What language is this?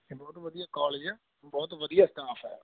Punjabi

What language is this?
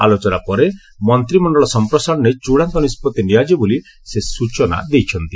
Odia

